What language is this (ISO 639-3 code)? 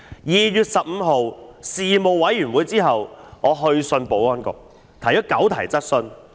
yue